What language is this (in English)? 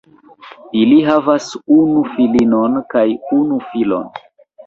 Esperanto